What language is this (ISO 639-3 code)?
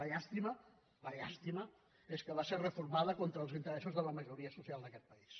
cat